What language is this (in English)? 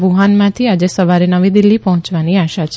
Gujarati